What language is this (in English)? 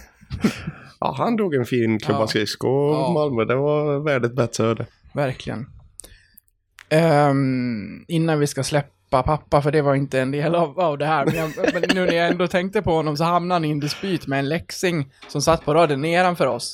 Swedish